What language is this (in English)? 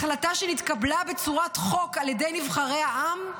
Hebrew